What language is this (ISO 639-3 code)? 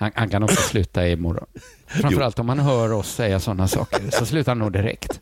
swe